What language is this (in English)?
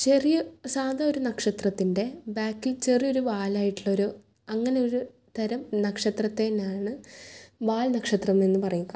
Malayalam